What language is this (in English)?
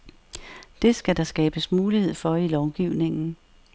Danish